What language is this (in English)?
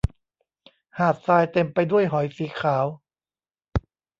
Thai